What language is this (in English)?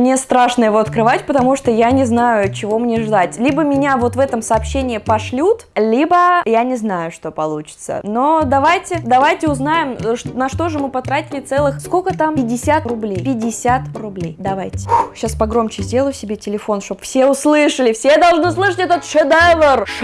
Russian